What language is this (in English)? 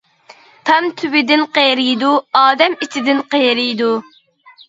Uyghur